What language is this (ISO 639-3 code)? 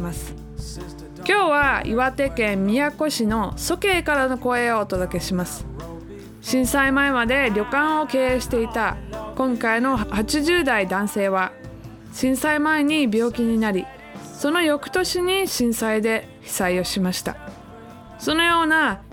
jpn